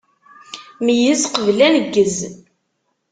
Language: Kabyle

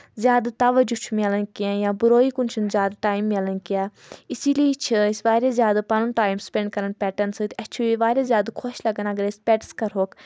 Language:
Kashmiri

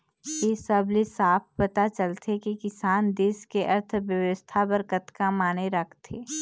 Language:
Chhattisgarhi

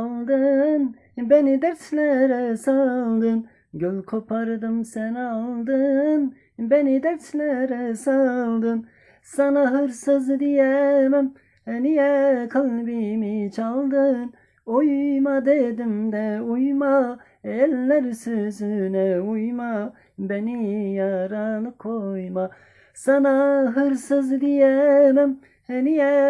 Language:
Turkish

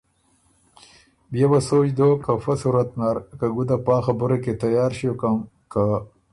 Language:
Ormuri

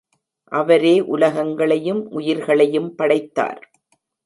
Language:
Tamil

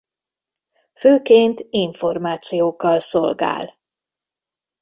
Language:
Hungarian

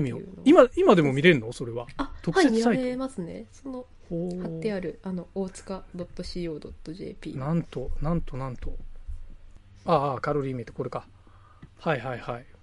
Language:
Japanese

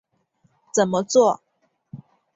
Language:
Chinese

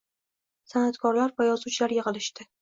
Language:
Uzbek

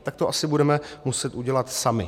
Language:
Czech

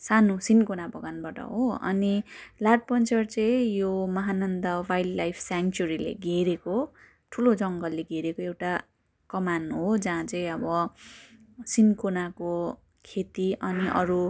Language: Nepali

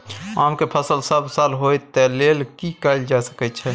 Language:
Maithili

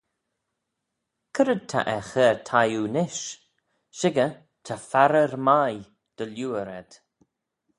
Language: Manx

